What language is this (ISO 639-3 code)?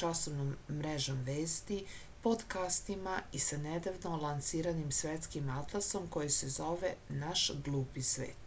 srp